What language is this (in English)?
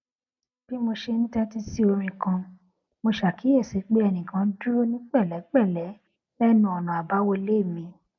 Yoruba